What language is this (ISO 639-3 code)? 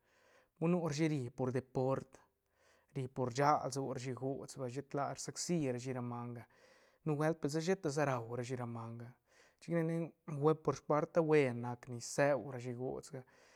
ztn